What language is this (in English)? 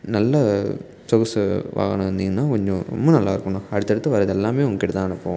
Tamil